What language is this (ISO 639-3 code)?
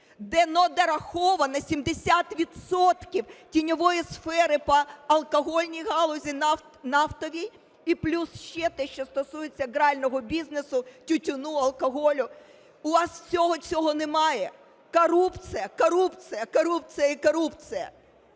ukr